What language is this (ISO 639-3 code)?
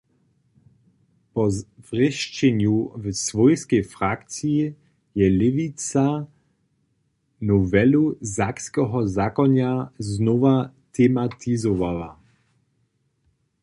hsb